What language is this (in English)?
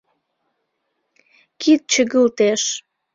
Mari